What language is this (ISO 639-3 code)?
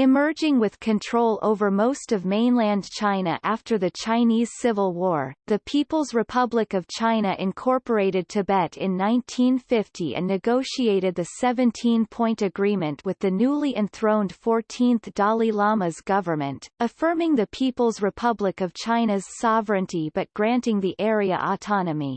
eng